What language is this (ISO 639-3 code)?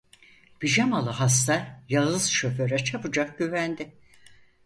tur